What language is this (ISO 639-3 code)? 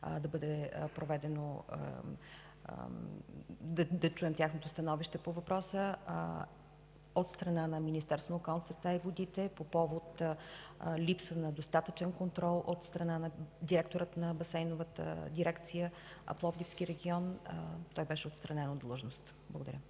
bul